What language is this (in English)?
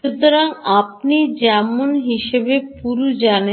Bangla